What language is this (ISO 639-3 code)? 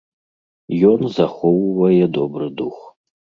bel